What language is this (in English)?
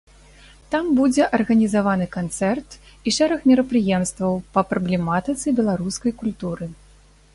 Belarusian